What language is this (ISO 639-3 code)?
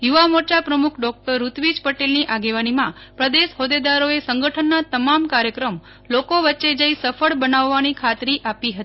guj